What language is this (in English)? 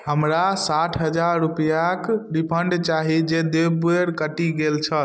Maithili